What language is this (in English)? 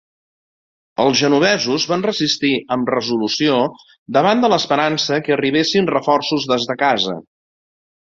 Catalan